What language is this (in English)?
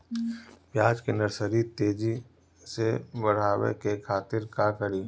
Bhojpuri